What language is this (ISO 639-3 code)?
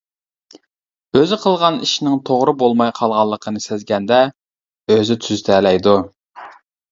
uig